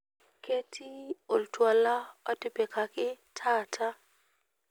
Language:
Masai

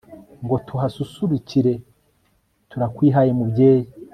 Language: Kinyarwanda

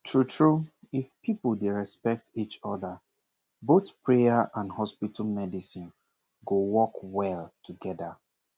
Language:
Nigerian Pidgin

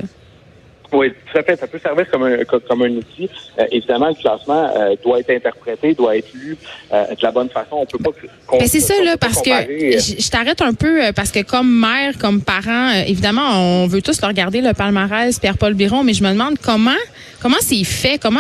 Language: French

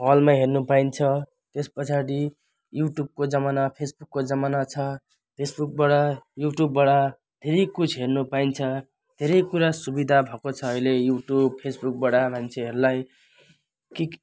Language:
Nepali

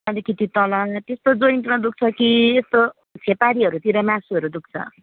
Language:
Nepali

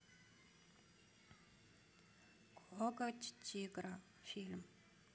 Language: Russian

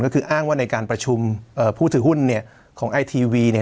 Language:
Thai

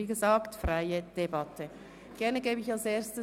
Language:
Swiss German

